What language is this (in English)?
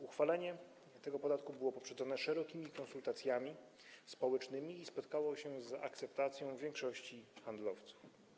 Polish